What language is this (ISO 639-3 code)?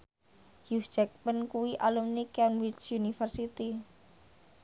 jav